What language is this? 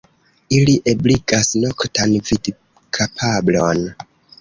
Esperanto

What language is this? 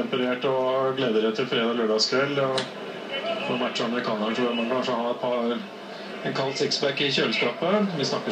Norwegian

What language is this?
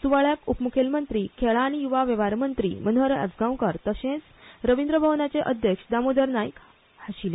Konkani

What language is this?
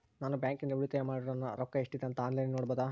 Kannada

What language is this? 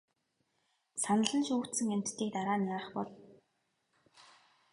Mongolian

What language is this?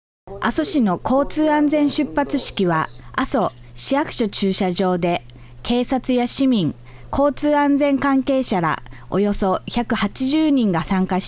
Japanese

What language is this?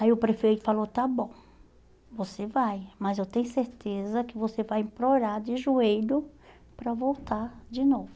Portuguese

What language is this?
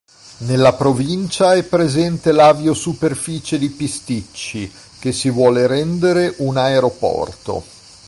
Italian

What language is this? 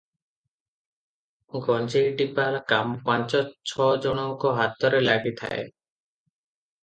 Odia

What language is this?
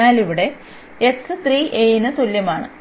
Malayalam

